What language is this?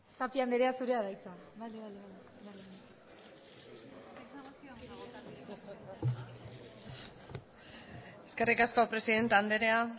Basque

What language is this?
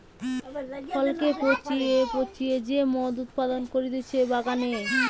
Bangla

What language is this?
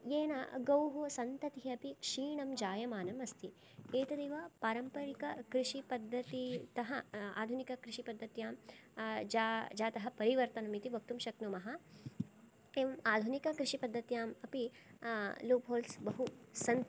Sanskrit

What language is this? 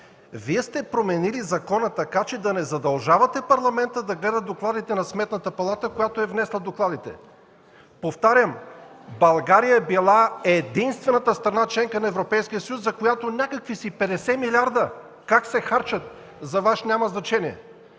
Bulgarian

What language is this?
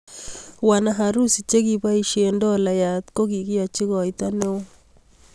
Kalenjin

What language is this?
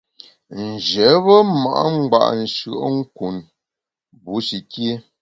Bamun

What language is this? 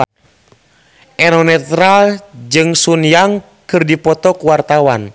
Sundanese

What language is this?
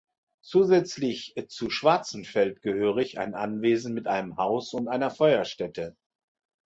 German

